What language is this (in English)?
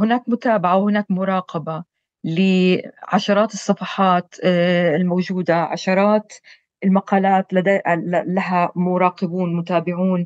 Arabic